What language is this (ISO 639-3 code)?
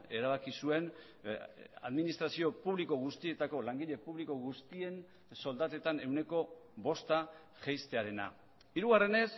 eus